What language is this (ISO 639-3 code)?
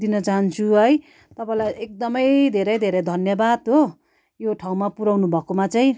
nep